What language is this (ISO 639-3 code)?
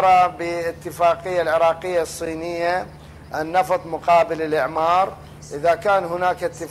ara